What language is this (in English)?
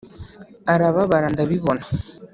Kinyarwanda